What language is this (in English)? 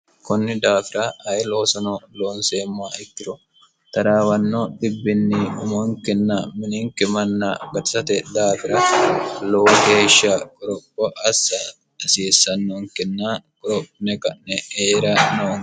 Sidamo